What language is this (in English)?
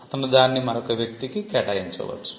Telugu